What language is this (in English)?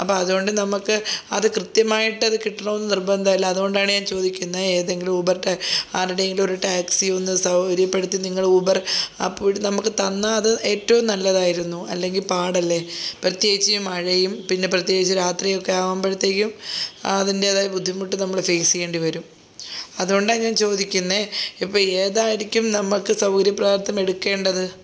Malayalam